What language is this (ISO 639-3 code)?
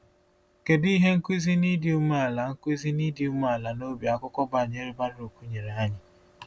ibo